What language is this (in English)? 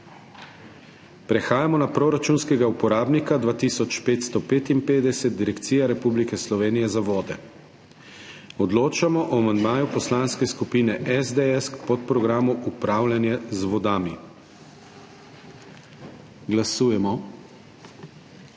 Slovenian